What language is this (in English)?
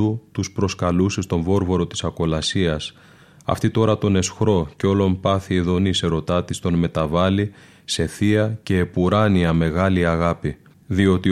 Greek